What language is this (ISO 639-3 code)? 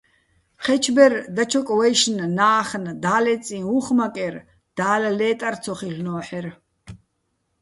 bbl